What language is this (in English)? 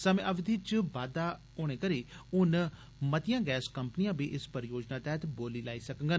Dogri